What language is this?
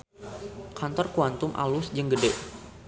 Sundanese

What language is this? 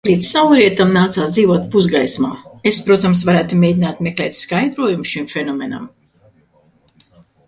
Latvian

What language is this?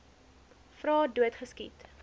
Afrikaans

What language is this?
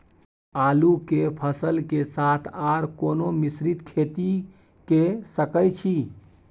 Maithili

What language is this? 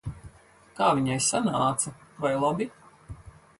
Latvian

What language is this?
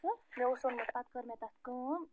Kashmiri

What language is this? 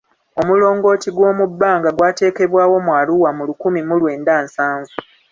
Ganda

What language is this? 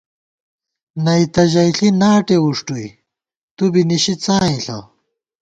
Gawar-Bati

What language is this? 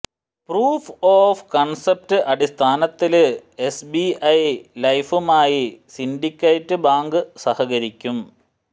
Malayalam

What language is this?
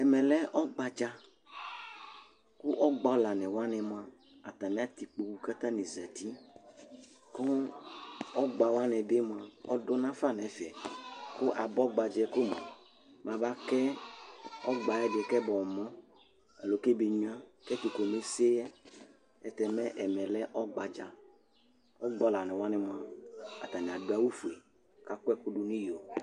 Ikposo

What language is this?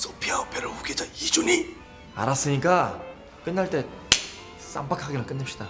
Korean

